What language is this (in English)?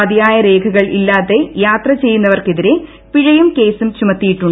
Malayalam